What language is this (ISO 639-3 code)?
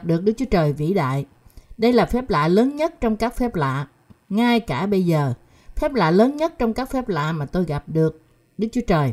vie